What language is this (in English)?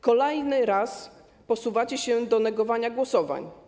Polish